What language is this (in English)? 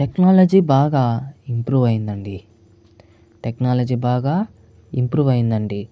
Telugu